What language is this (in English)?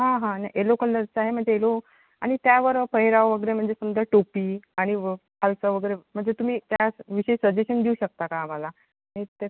Marathi